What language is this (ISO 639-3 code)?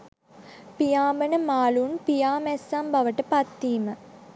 sin